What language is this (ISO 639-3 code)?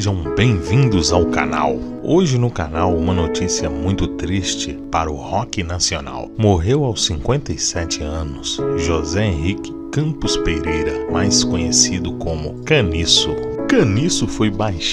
por